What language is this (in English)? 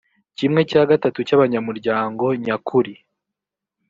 Kinyarwanda